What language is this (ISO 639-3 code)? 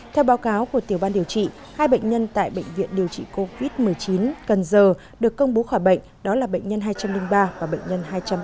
vie